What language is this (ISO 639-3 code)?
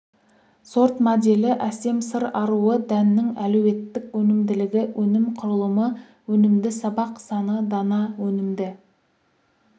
kaz